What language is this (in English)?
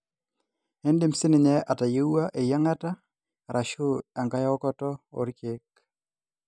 Masai